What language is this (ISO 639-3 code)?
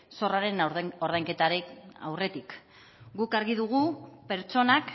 eus